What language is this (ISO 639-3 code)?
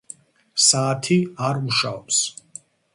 kat